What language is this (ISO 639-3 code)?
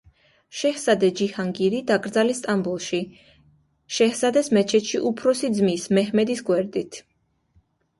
kat